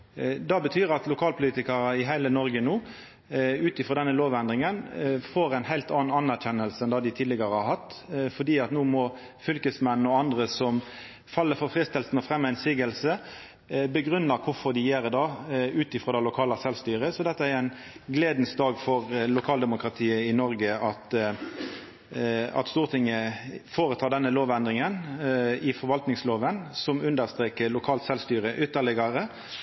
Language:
Norwegian Nynorsk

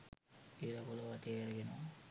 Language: Sinhala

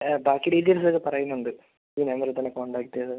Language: Malayalam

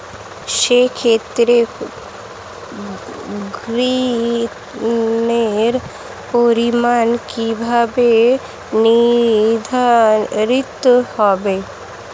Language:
Bangla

